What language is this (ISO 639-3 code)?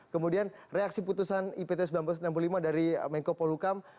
ind